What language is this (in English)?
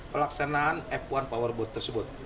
Indonesian